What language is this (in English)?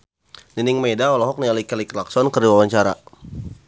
Sundanese